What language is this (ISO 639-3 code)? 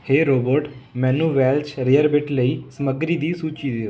pan